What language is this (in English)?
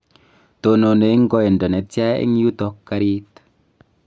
Kalenjin